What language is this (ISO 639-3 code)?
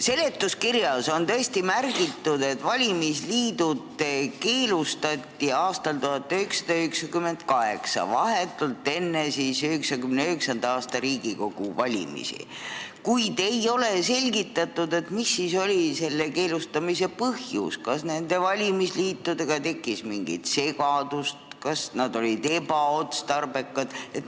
est